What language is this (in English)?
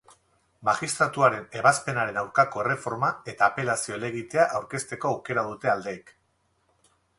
Basque